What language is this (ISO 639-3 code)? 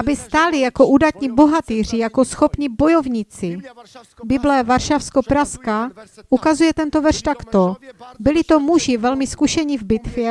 ces